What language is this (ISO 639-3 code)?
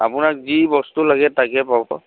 asm